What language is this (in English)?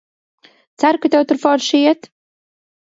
Latvian